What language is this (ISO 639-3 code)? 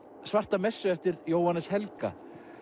isl